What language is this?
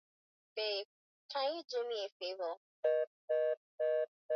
Swahili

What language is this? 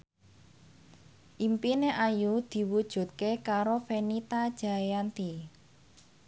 Javanese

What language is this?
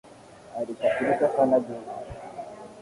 Swahili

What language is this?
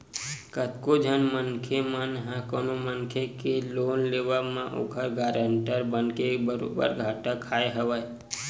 Chhattisgarhi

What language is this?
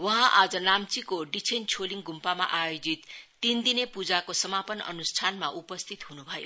Nepali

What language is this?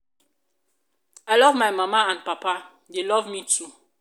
Nigerian Pidgin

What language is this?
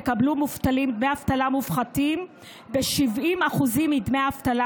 Hebrew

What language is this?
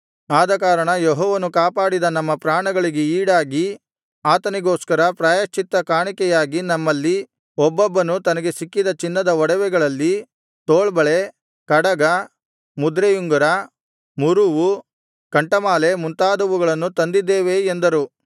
Kannada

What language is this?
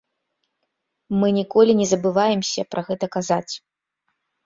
Belarusian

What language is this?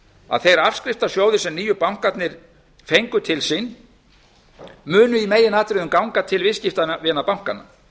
Icelandic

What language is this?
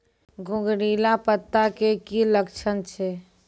Maithili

